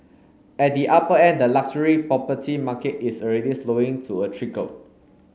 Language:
English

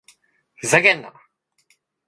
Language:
Japanese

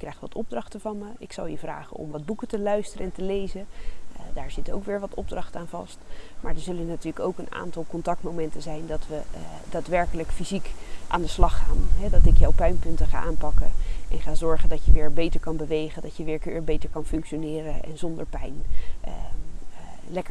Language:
Dutch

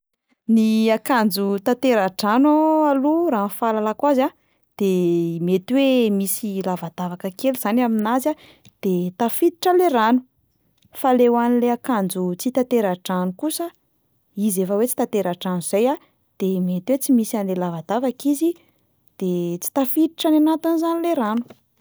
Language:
Malagasy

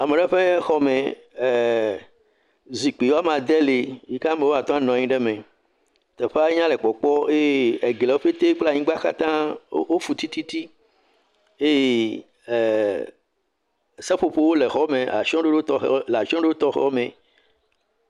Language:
Ewe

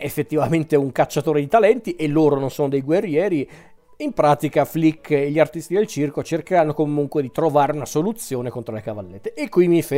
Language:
Italian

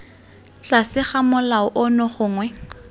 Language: Tswana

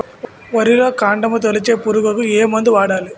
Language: Telugu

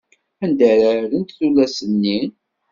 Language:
Kabyle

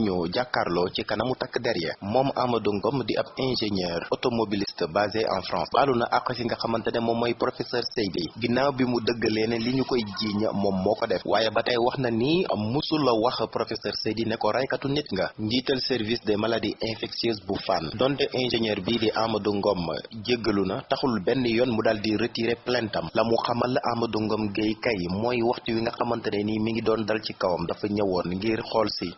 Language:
Indonesian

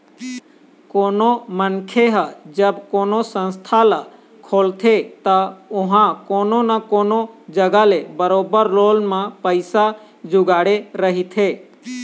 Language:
Chhattisgarhi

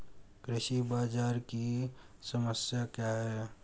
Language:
Hindi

